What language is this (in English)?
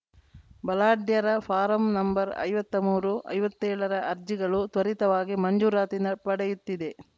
Kannada